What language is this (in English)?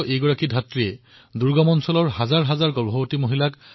Assamese